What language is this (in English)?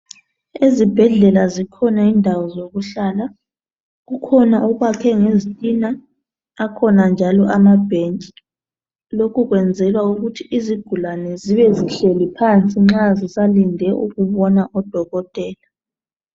North Ndebele